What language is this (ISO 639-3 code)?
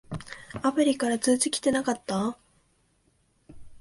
jpn